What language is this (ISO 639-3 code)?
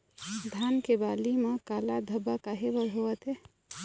hne